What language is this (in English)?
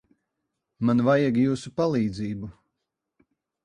Latvian